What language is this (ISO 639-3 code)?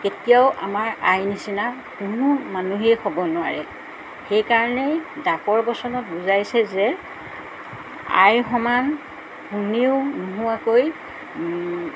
asm